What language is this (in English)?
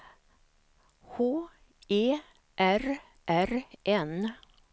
Swedish